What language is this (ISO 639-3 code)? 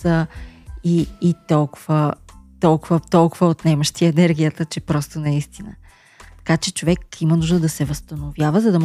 bul